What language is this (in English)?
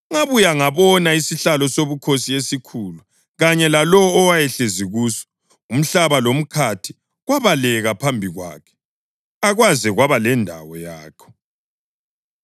North Ndebele